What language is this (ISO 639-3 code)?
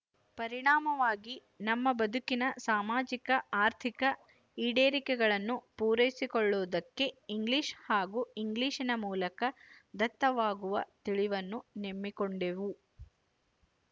kan